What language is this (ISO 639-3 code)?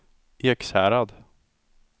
swe